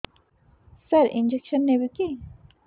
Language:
Odia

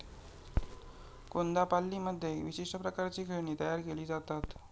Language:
Marathi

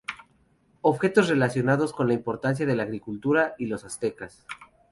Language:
Spanish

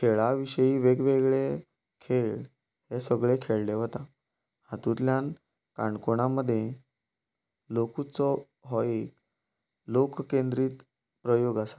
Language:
Konkani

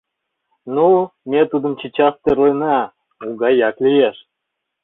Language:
Mari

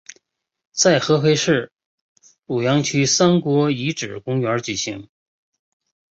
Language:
Chinese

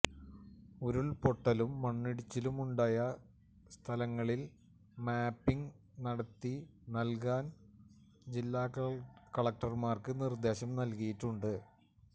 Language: Malayalam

